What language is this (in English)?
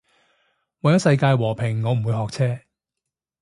Cantonese